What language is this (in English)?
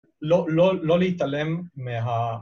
Hebrew